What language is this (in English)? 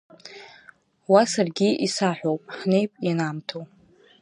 Abkhazian